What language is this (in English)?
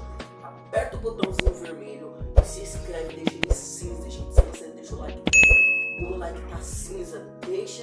Portuguese